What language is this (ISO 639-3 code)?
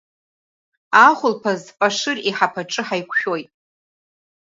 abk